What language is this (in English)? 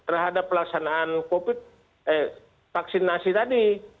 Indonesian